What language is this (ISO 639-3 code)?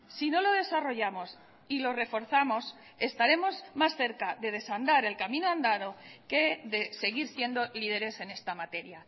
spa